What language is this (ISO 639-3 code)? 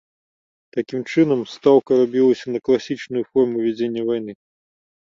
bel